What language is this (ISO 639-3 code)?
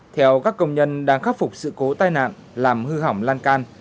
vie